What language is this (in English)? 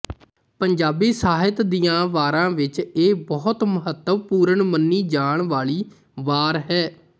Punjabi